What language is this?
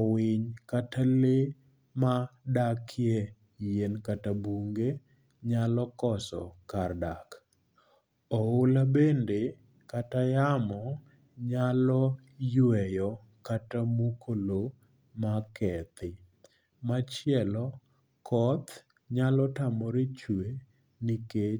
Luo (Kenya and Tanzania)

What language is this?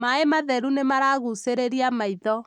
Kikuyu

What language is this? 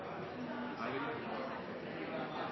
Norwegian Nynorsk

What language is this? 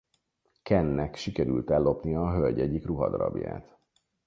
Hungarian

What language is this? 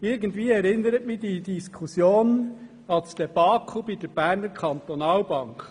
Swiss German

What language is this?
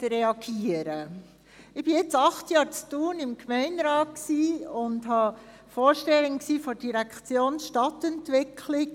Swiss German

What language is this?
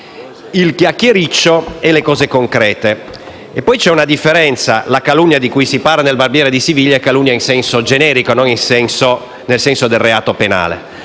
Italian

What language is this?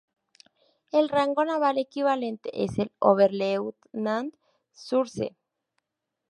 Spanish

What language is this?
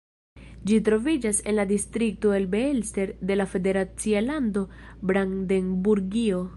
Esperanto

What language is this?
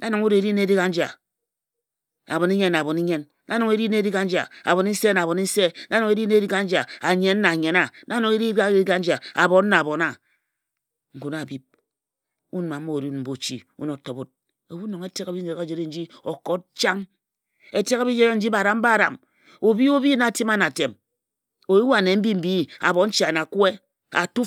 Ejagham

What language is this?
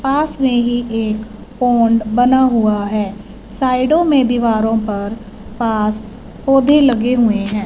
Hindi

